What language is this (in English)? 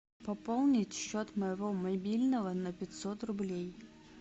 Russian